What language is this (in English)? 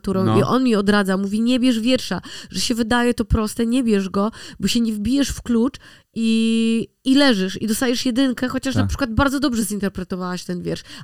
Polish